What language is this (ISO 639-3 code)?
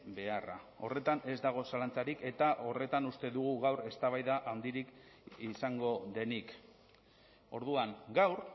eus